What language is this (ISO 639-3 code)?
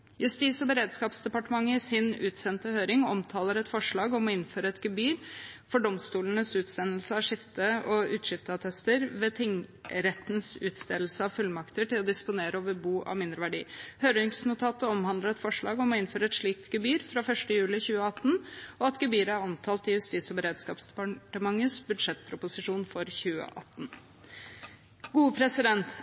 nob